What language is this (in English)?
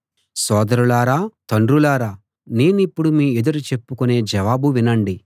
Telugu